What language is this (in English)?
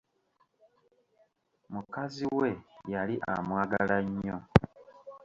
Ganda